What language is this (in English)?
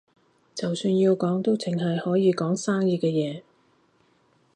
Cantonese